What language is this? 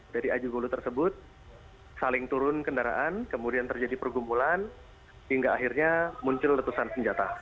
Indonesian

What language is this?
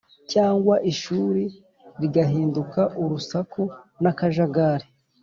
Kinyarwanda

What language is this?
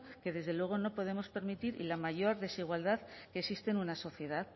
Spanish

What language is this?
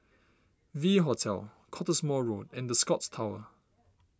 English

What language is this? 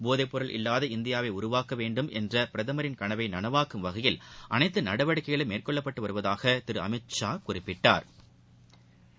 Tamil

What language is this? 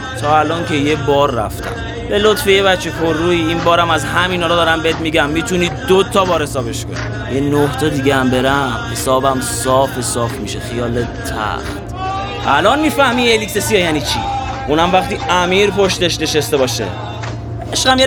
Persian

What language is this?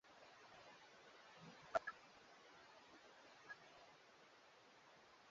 Swahili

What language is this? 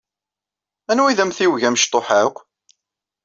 Kabyle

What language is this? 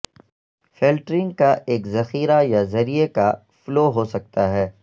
Urdu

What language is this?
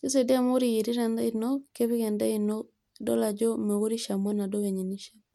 Masai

